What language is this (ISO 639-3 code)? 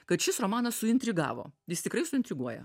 lit